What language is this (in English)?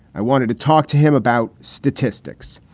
English